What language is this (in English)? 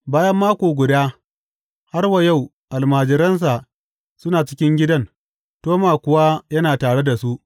Hausa